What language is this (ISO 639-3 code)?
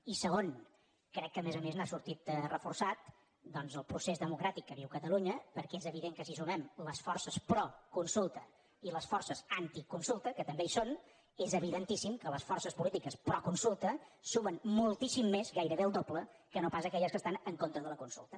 cat